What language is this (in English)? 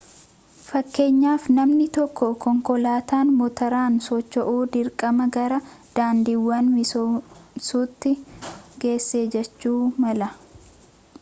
Oromo